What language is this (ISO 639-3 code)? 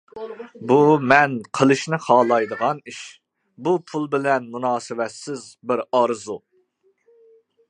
uig